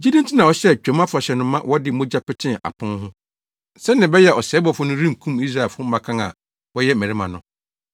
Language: Akan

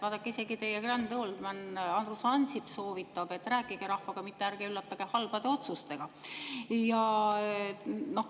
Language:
Estonian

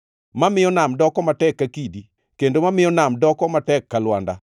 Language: Luo (Kenya and Tanzania)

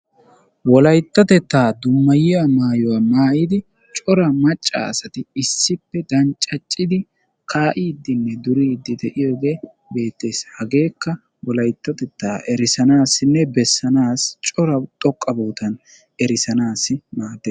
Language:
Wolaytta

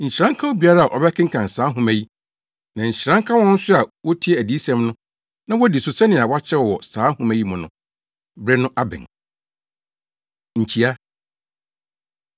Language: Akan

